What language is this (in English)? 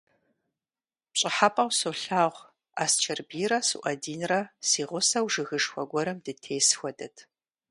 Kabardian